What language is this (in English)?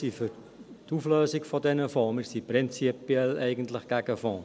Swiss German